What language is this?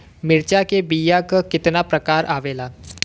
Bhojpuri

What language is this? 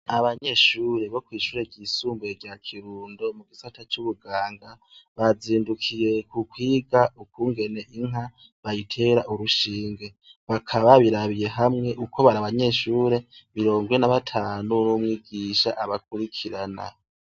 Rundi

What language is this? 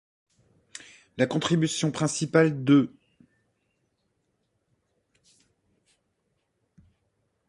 French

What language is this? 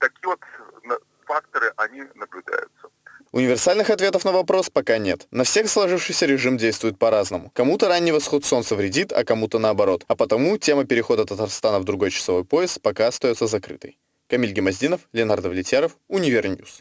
Russian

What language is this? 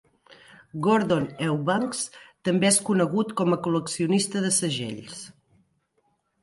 Catalan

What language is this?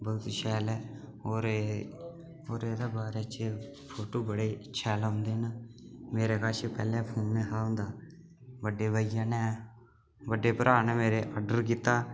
Dogri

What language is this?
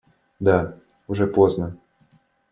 Russian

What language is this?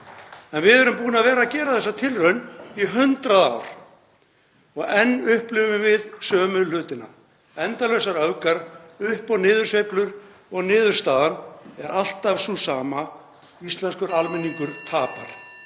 Icelandic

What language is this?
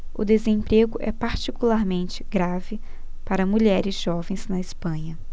Portuguese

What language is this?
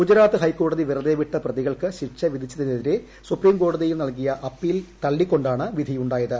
Malayalam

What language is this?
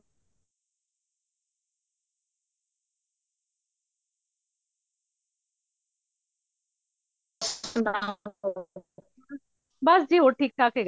Punjabi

